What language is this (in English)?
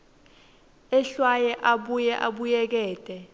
Swati